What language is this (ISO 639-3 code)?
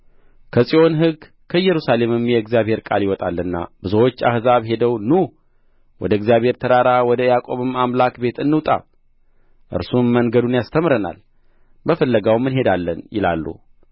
amh